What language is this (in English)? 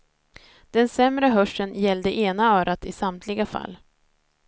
Swedish